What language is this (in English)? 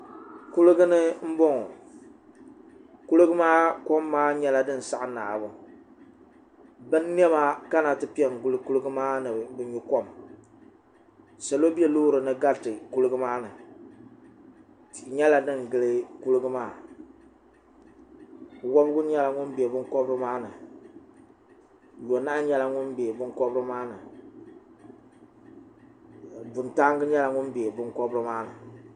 Dagbani